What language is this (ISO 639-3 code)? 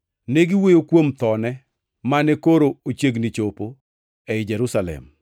luo